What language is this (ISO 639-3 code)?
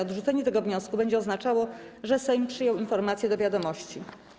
pol